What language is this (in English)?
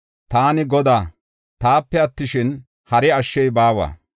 Gofa